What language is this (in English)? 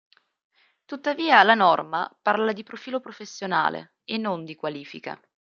Italian